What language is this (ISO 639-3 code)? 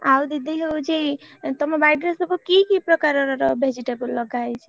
ori